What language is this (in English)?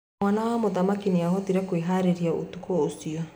Kikuyu